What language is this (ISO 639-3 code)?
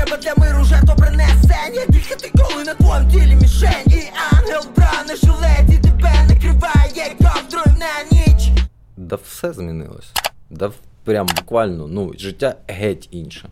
ukr